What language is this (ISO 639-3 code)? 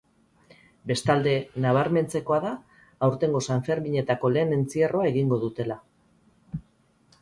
eus